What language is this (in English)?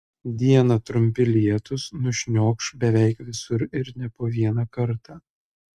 Lithuanian